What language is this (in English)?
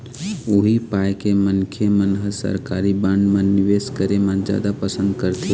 Chhattisgarhi